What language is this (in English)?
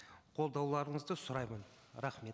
Kazakh